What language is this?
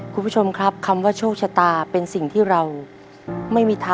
Thai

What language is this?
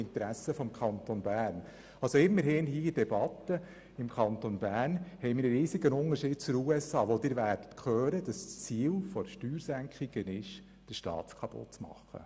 Swiss German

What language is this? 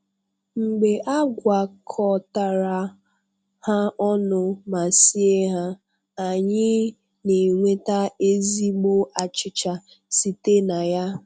Igbo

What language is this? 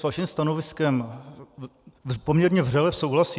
Czech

